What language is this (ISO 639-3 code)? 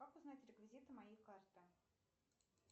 rus